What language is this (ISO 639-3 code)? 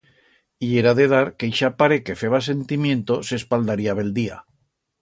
arg